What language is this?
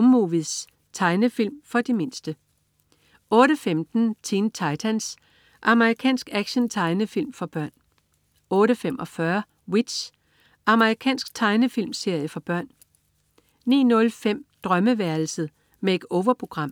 Danish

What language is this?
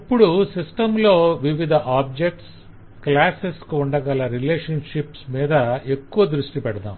Telugu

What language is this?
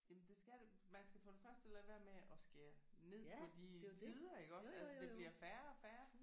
Danish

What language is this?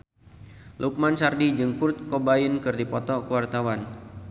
Sundanese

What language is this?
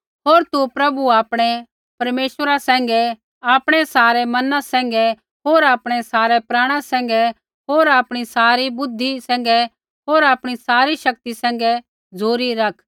Kullu Pahari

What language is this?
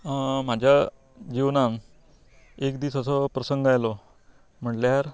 Konkani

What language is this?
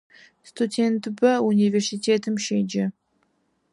Adyghe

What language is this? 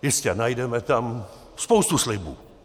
Czech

